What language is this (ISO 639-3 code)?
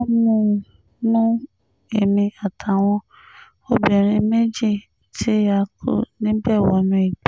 yor